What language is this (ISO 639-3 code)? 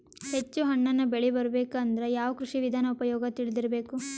kan